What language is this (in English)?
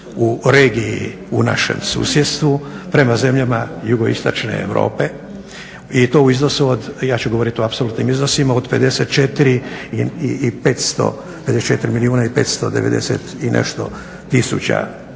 Croatian